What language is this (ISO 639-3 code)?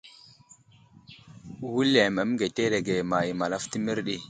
udl